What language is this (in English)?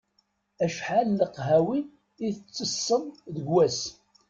Kabyle